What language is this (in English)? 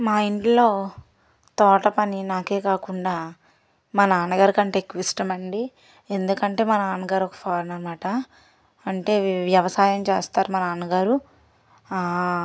Telugu